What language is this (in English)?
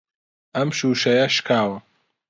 Central Kurdish